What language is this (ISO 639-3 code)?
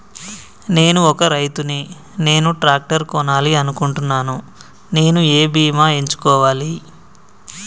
tel